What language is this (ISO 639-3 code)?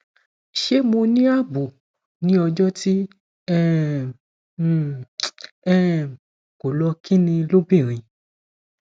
yor